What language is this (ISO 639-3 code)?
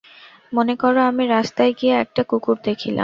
ben